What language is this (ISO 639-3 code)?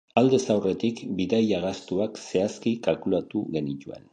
eus